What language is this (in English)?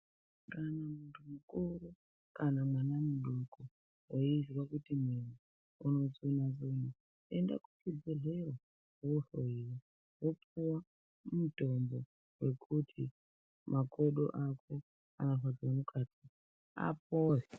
Ndau